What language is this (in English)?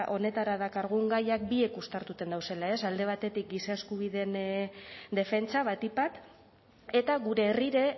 Basque